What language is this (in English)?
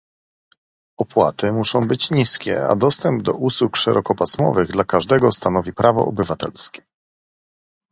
Polish